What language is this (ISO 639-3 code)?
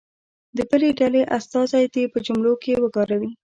pus